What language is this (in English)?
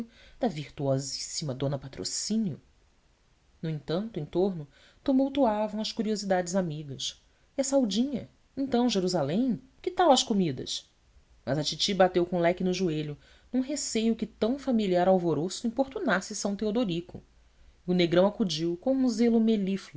Portuguese